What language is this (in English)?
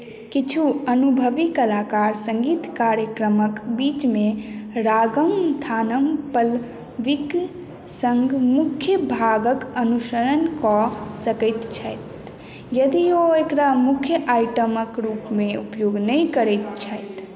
Maithili